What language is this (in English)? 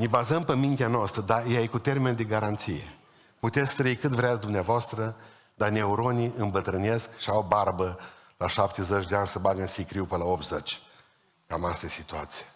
Romanian